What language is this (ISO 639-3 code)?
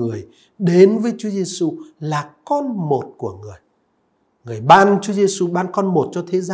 vie